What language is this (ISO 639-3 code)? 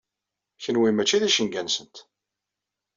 kab